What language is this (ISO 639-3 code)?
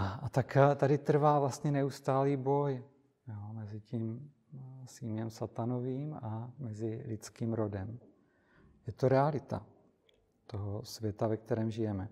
ces